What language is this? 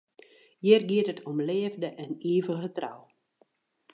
Western Frisian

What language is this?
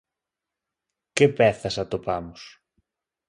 Galician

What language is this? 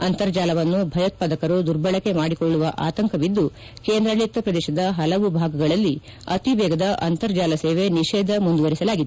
Kannada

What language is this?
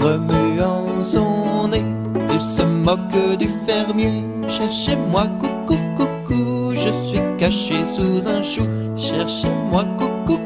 French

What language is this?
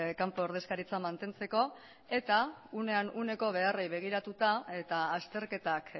Basque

